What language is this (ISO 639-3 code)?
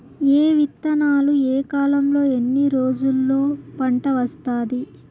tel